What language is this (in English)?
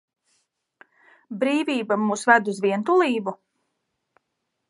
Latvian